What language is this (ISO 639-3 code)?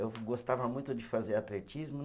por